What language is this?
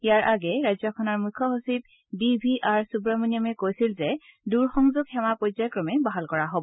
Assamese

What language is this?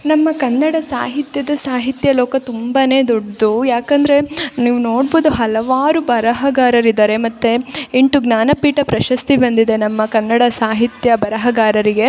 Kannada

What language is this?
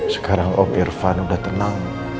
Indonesian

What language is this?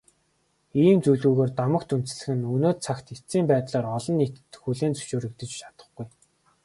Mongolian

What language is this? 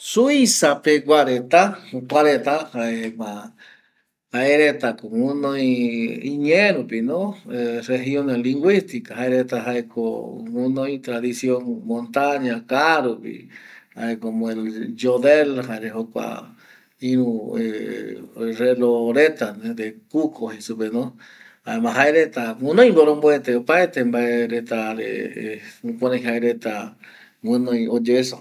Eastern Bolivian Guaraní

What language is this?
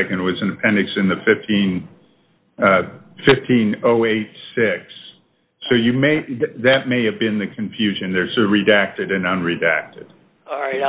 English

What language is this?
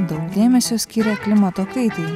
Lithuanian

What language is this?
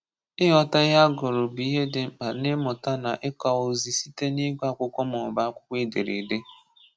Igbo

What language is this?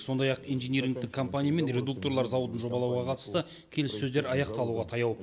Kazakh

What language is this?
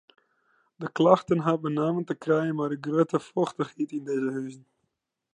Western Frisian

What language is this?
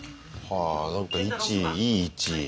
Japanese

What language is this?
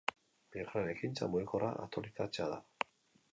Basque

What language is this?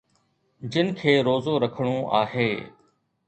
Sindhi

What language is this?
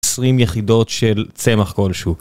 Hebrew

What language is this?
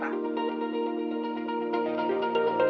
Indonesian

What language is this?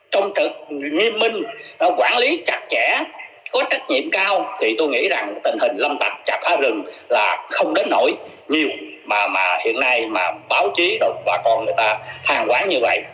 Vietnamese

